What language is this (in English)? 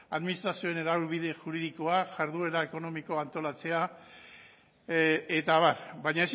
Basque